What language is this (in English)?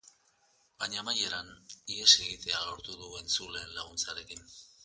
Basque